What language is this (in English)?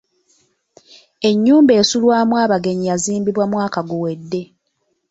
Ganda